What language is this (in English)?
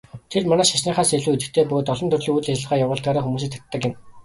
Mongolian